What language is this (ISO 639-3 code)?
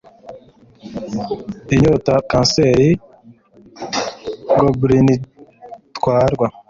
kin